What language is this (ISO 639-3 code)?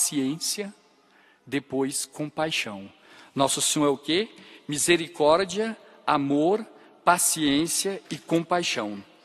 por